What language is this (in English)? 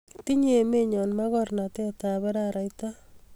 Kalenjin